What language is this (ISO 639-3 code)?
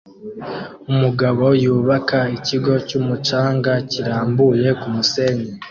kin